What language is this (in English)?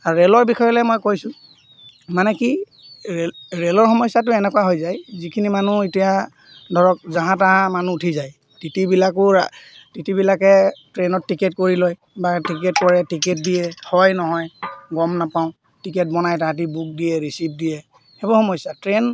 Assamese